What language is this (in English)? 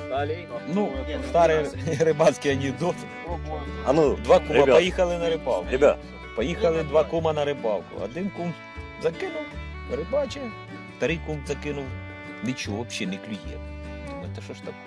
Russian